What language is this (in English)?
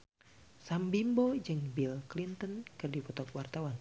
Sundanese